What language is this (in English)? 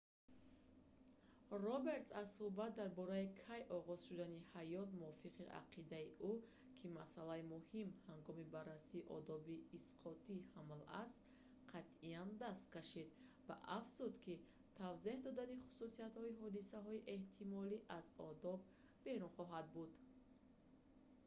Tajik